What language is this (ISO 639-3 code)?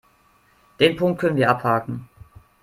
deu